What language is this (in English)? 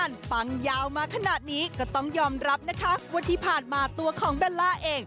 Thai